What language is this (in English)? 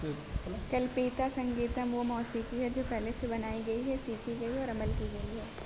Urdu